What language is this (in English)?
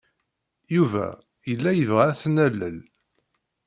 Kabyle